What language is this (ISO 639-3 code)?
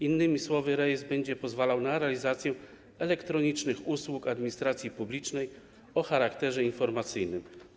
pol